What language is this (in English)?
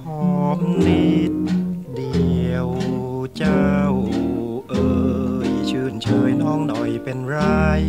Thai